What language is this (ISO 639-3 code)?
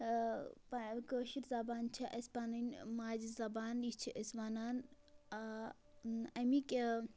kas